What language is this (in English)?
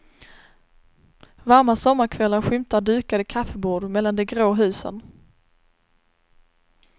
Swedish